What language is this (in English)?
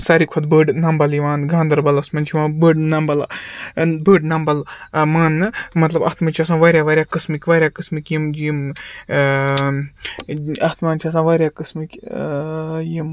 Kashmiri